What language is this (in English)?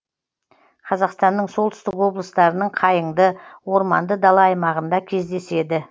Kazakh